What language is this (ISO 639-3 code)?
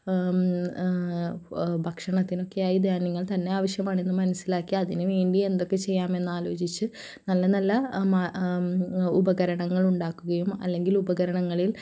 mal